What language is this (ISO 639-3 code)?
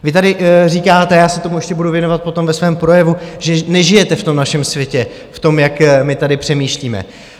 ces